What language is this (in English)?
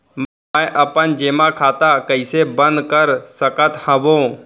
Chhattisgarhi